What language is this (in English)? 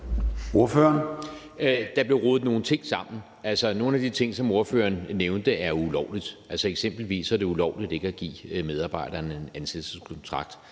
Danish